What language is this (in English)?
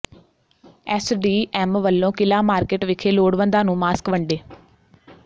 Punjabi